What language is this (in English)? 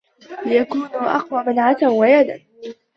Arabic